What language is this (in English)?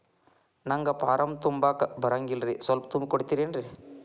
Kannada